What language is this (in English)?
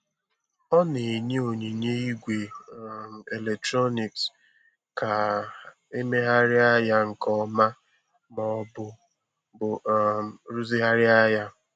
Igbo